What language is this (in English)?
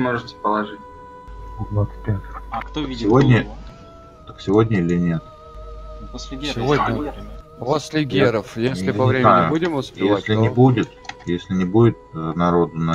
Russian